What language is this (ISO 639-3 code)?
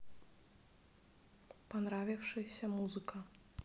rus